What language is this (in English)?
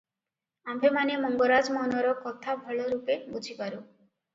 Odia